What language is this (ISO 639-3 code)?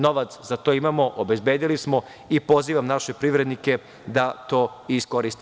srp